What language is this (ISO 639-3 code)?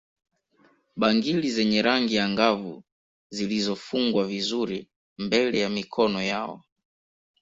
swa